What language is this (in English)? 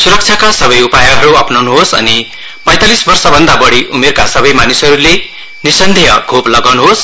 Nepali